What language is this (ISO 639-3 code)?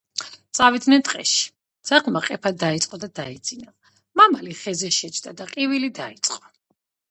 kat